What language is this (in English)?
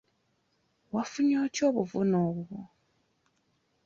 Ganda